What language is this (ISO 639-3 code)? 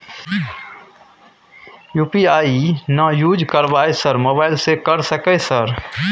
mai